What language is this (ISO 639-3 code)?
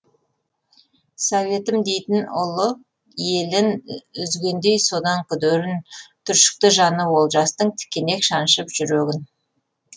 kaz